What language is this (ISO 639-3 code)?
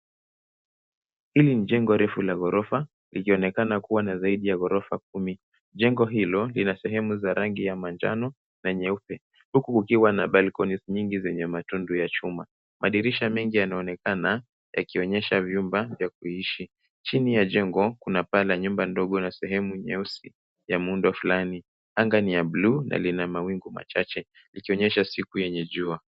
swa